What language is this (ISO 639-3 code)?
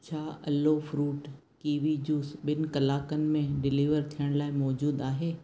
snd